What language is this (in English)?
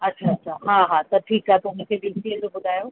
Sindhi